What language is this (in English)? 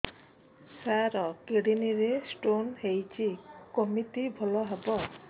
Odia